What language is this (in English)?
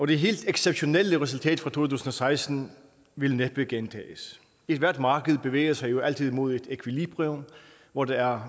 Danish